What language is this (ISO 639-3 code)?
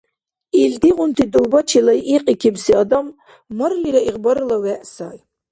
dar